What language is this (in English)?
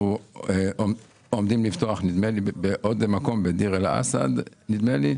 Hebrew